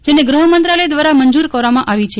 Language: Gujarati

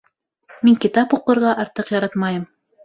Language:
Bashkir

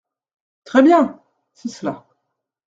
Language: French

